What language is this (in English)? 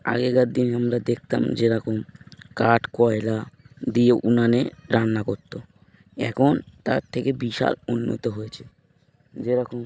Bangla